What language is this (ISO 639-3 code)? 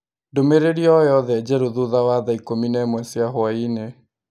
kik